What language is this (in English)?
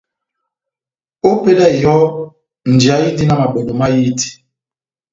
Batanga